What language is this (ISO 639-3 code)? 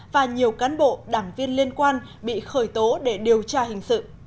vie